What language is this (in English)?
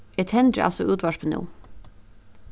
Faroese